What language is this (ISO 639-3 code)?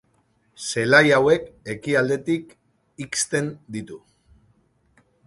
eus